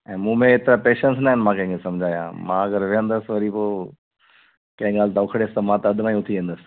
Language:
Sindhi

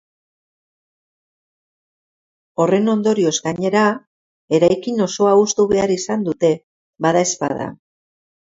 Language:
Basque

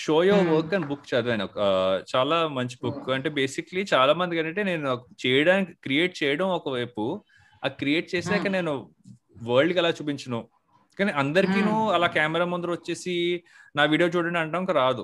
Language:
Telugu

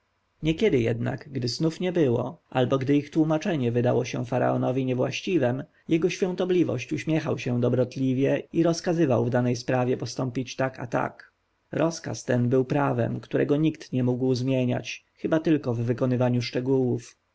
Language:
Polish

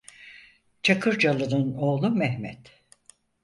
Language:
Turkish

